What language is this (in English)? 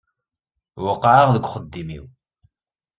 Kabyle